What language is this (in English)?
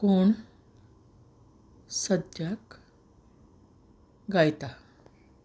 Konkani